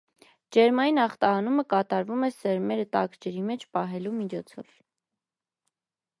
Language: Armenian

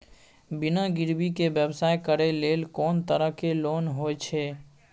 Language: Maithili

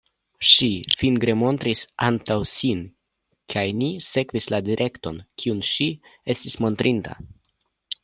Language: Esperanto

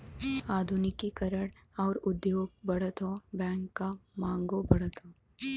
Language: Bhojpuri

